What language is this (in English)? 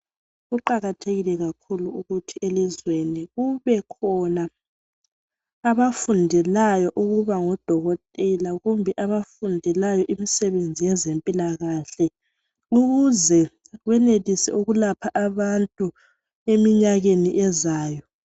North Ndebele